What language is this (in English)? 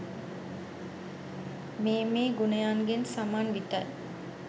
Sinhala